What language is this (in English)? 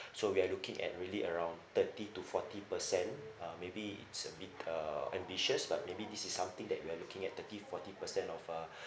English